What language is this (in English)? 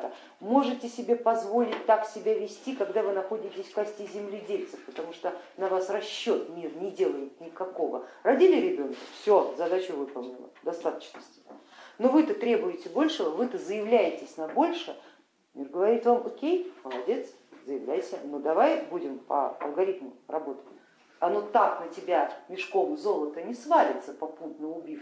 Russian